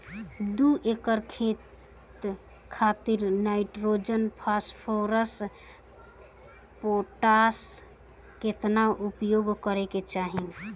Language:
Bhojpuri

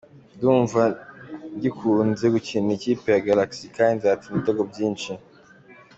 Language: Kinyarwanda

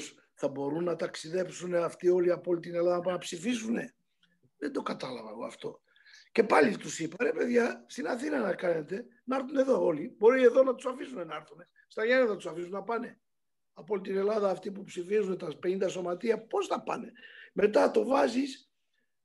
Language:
Greek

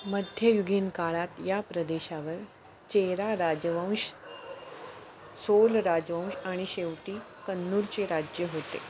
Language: Marathi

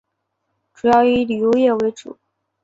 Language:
Chinese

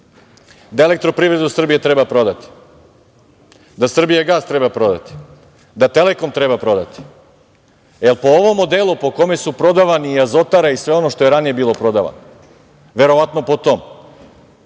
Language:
Serbian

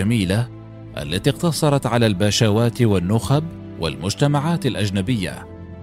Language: Arabic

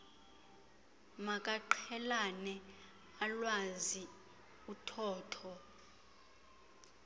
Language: Xhosa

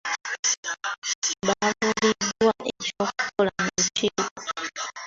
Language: Ganda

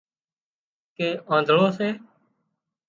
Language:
Wadiyara Koli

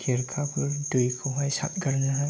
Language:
Bodo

